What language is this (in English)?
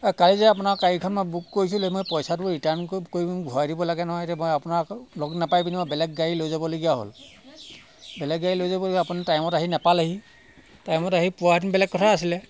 Assamese